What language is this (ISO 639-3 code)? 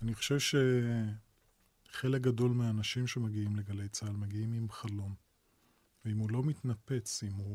heb